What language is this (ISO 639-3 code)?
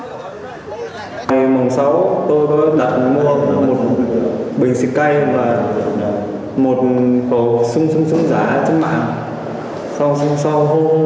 vie